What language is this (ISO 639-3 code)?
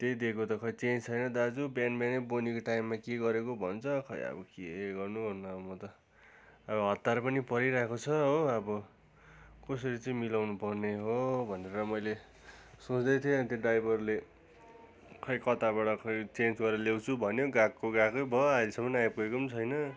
nep